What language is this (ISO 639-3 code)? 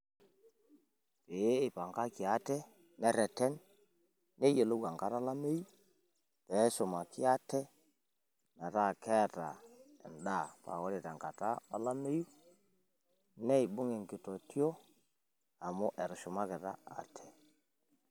mas